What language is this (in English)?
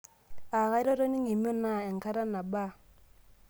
Masai